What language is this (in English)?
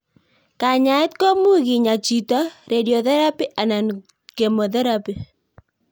Kalenjin